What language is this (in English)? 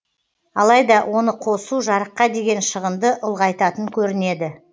Kazakh